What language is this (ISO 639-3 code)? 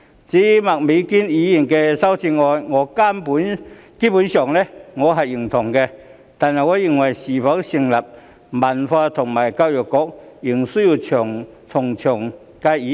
yue